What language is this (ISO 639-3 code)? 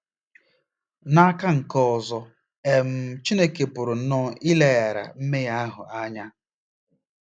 ibo